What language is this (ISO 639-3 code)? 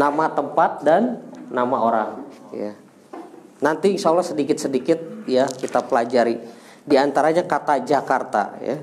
ind